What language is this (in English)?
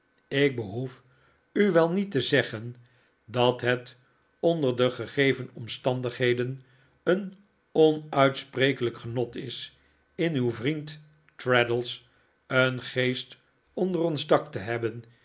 Dutch